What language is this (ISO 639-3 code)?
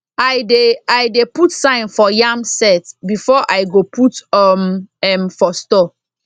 pcm